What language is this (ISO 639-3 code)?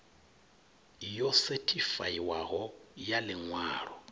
ven